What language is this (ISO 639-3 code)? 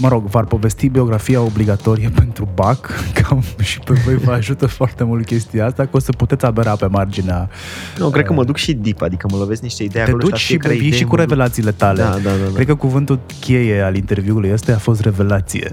ron